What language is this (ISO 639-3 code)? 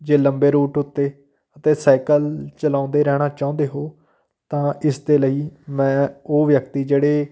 pan